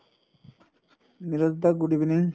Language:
Assamese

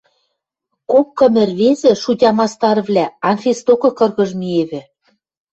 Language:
Western Mari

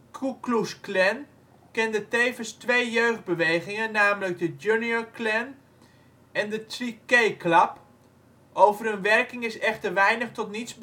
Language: Dutch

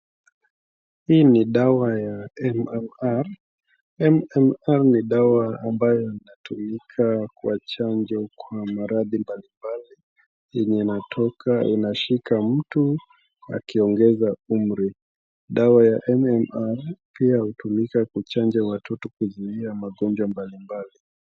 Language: Swahili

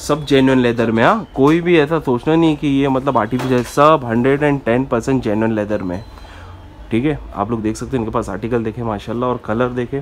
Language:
Hindi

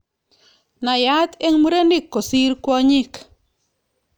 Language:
Kalenjin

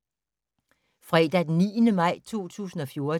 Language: Danish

